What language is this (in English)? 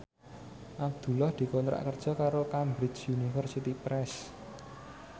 Javanese